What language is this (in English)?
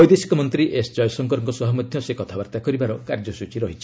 Odia